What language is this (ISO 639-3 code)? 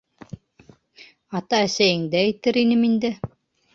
bak